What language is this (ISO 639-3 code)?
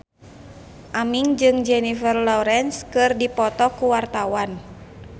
sun